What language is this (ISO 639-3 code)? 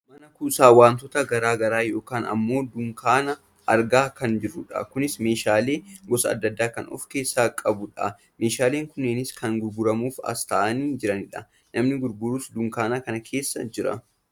orm